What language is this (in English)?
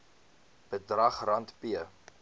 Afrikaans